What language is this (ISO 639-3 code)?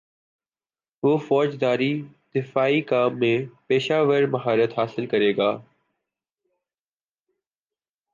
urd